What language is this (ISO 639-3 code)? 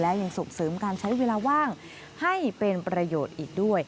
tha